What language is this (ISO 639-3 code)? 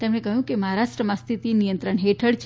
guj